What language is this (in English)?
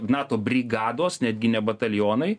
Lithuanian